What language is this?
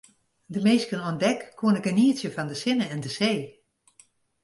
Western Frisian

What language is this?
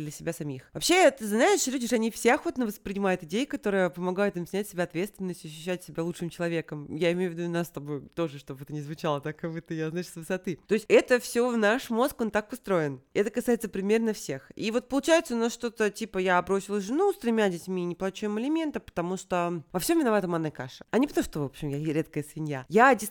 Russian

